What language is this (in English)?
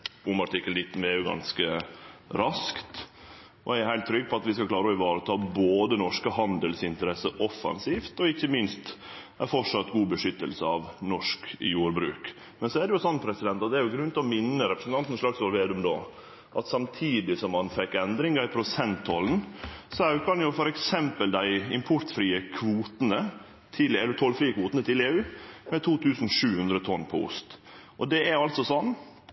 Norwegian Nynorsk